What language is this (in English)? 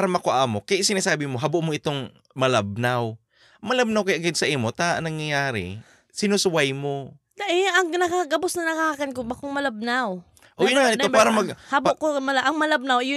Filipino